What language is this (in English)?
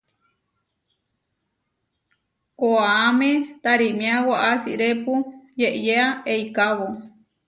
Huarijio